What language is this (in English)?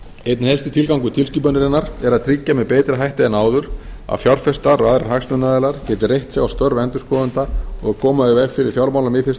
Icelandic